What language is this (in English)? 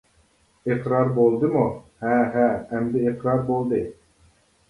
Uyghur